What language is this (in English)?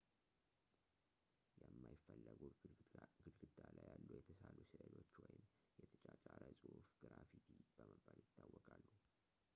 Amharic